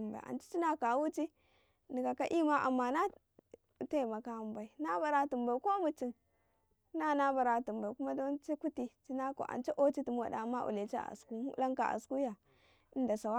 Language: Karekare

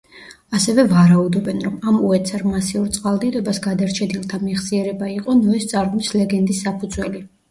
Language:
Georgian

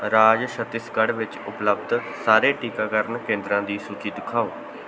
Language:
Punjabi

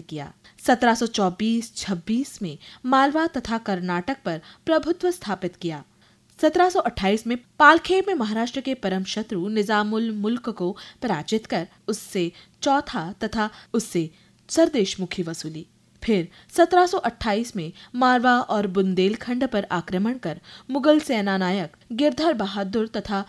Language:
Hindi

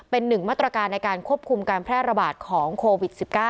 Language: Thai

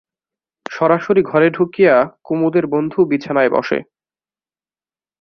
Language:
Bangla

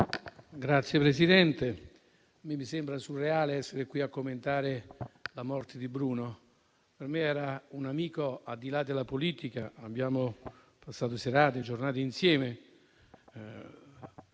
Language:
Italian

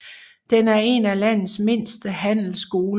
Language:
Danish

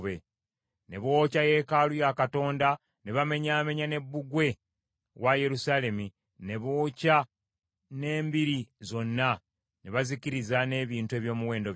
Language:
Ganda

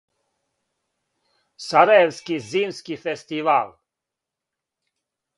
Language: Serbian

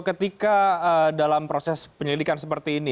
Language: Indonesian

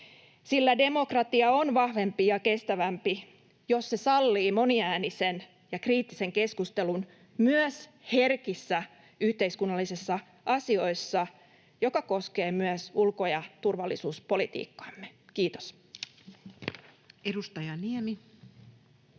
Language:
Finnish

